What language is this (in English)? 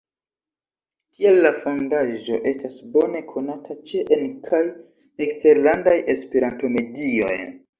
Esperanto